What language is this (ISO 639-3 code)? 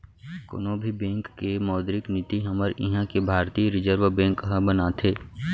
hne